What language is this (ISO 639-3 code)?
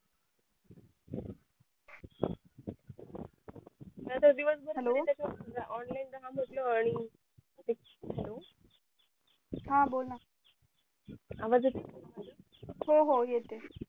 mar